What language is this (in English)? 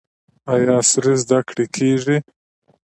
Pashto